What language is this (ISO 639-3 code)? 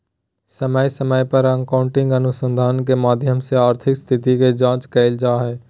mag